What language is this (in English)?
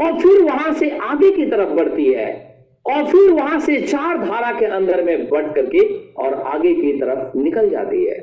Hindi